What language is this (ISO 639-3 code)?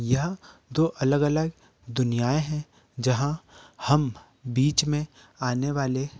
hin